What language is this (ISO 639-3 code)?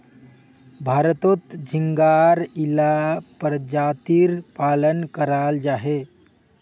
mag